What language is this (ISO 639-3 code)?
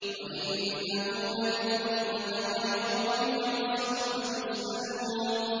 ara